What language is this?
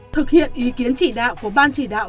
Vietnamese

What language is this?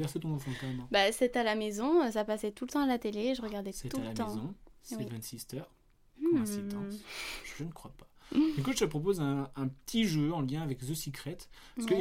French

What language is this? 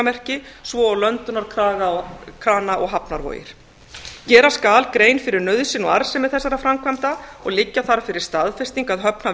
Icelandic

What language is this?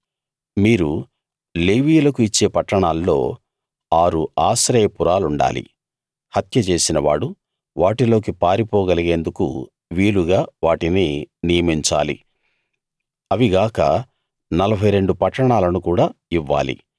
Telugu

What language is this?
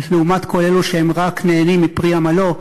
Hebrew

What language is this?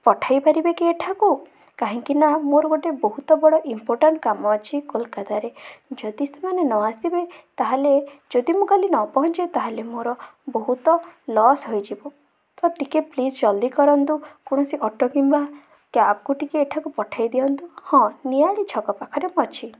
Odia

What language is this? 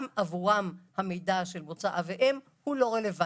Hebrew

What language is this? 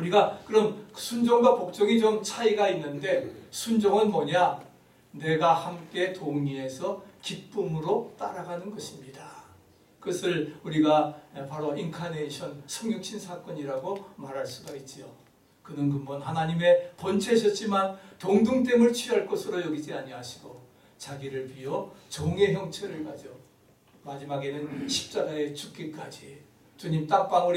Korean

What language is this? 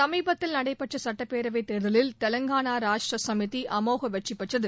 Tamil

